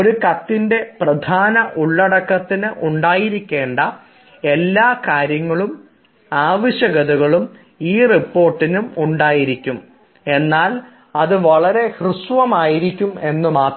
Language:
Malayalam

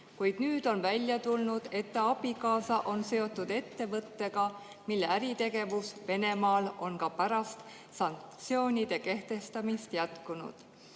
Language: Estonian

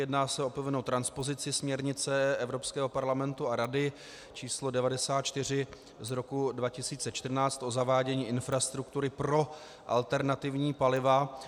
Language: Czech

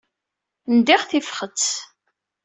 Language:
Kabyle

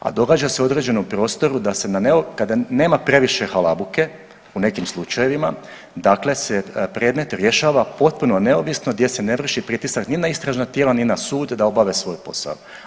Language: Croatian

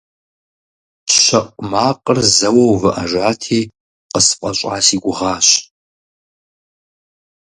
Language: Kabardian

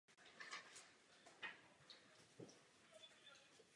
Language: Czech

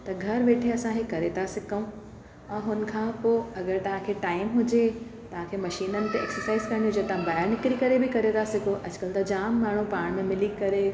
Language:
Sindhi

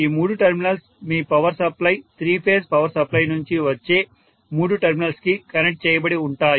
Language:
Telugu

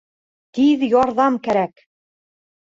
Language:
Bashkir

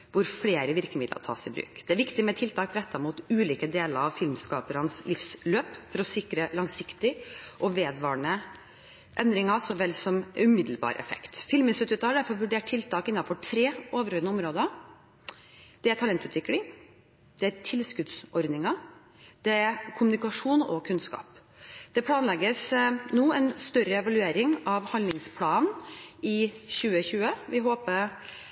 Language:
Norwegian Bokmål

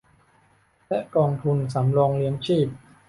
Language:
Thai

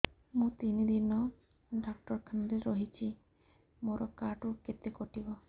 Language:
Odia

